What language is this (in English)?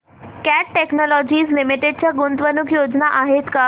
Marathi